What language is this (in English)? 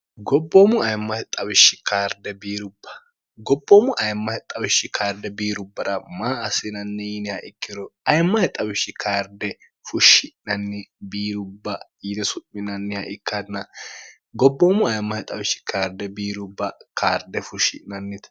Sidamo